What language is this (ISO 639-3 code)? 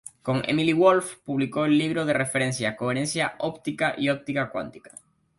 spa